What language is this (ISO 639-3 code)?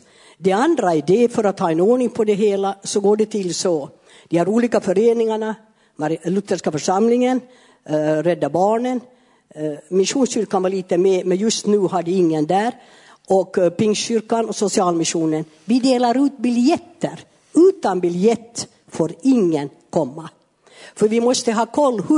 swe